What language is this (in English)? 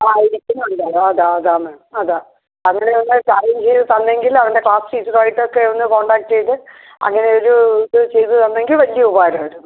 Malayalam